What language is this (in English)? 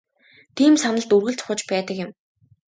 Mongolian